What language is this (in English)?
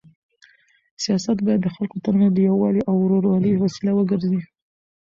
Pashto